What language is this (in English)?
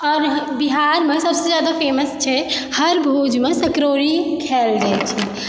Maithili